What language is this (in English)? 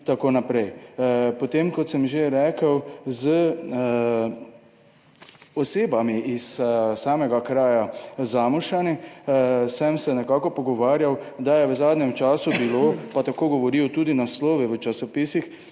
Slovenian